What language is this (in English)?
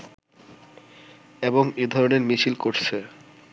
Bangla